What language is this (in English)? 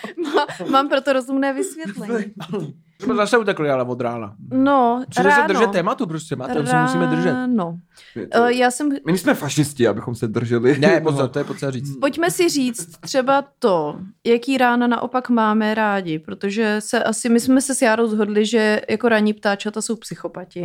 Czech